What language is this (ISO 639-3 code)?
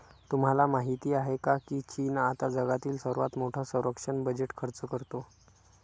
mar